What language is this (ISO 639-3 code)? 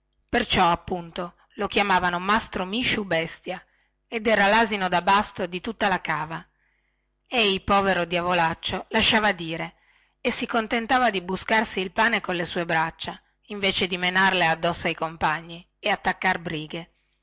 ita